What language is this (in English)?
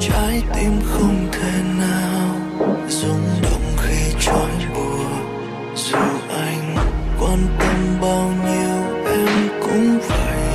Vietnamese